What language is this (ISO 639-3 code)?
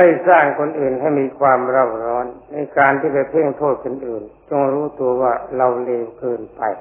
tha